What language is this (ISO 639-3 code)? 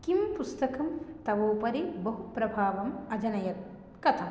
san